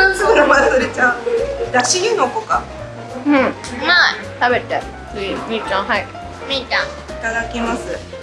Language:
Japanese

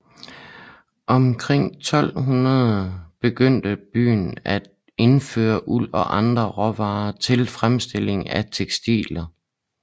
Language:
Danish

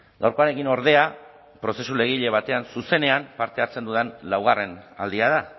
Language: Basque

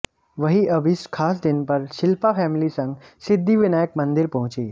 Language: Hindi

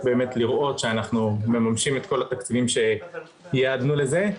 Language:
Hebrew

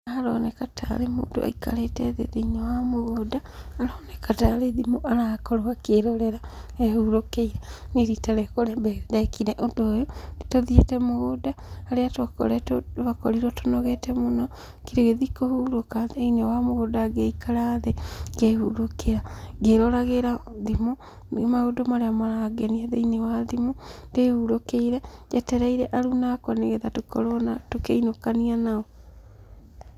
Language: Kikuyu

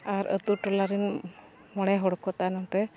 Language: Santali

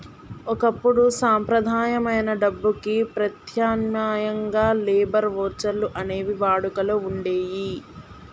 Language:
Telugu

